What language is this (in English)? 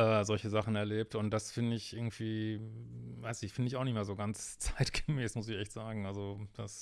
German